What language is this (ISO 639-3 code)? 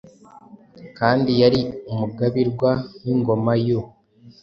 kin